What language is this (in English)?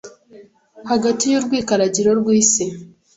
Kinyarwanda